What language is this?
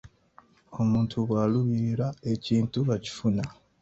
Ganda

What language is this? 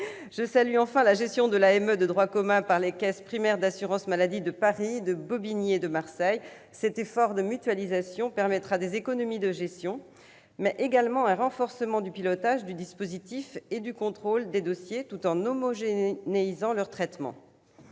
French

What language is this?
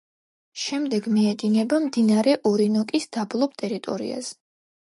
Georgian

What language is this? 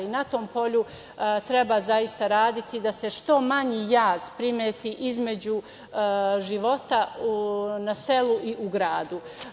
Serbian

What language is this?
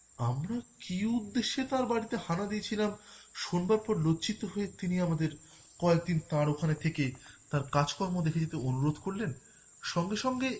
Bangla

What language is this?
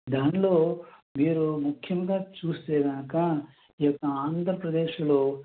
Telugu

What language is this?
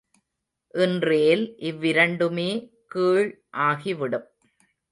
Tamil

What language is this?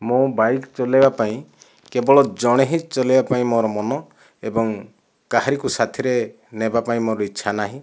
Odia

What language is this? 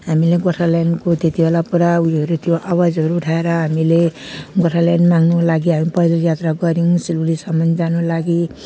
Nepali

